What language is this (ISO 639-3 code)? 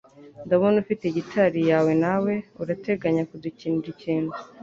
kin